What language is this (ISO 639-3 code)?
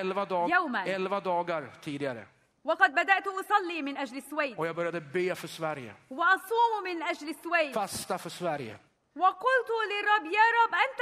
ara